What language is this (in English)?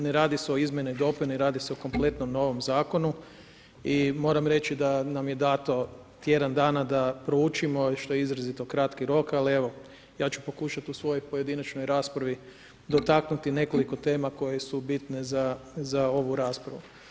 Croatian